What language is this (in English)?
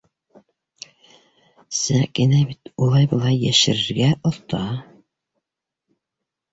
Bashkir